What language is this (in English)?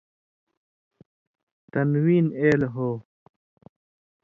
Indus Kohistani